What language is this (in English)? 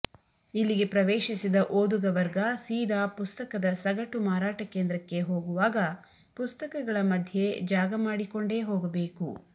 Kannada